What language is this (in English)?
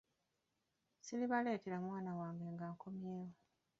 Ganda